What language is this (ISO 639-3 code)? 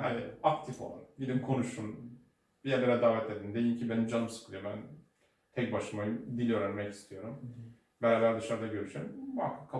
tur